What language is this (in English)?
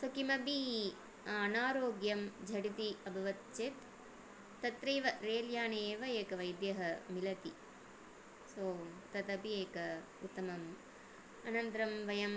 Sanskrit